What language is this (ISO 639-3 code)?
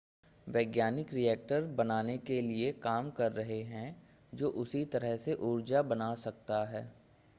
hin